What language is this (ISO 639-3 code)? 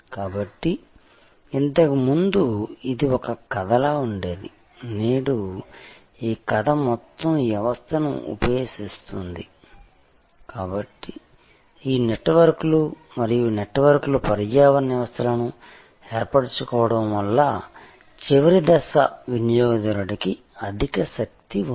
tel